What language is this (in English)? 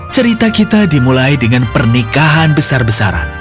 Indonesian